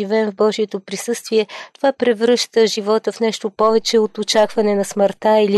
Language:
Bulgarian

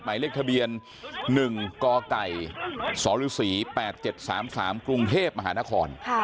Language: Thai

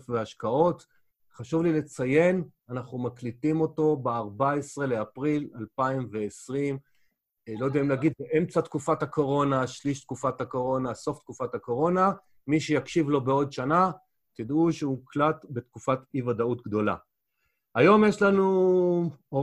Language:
Hebrew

